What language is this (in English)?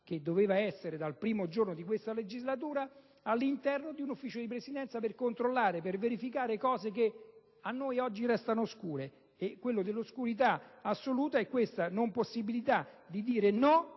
Italian